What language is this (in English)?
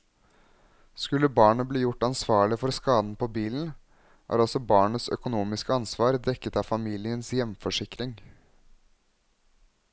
Norwegian